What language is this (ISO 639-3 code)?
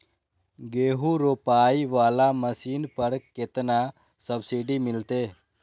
mai